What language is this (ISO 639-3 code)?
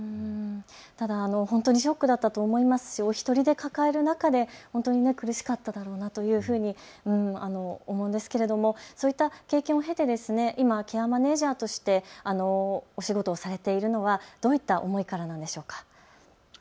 jpn